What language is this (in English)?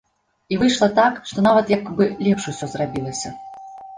Belarusian